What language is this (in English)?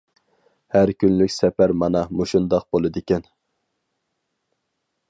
Uyghur